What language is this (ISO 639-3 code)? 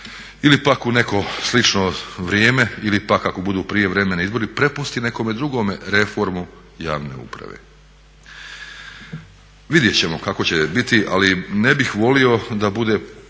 hrv